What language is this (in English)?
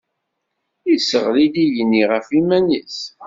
Kabyle